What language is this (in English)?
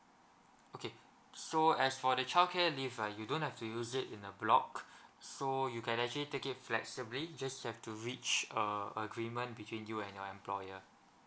English